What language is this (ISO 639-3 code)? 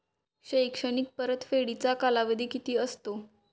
mar